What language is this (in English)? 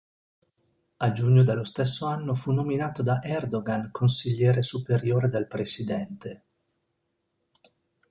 Italian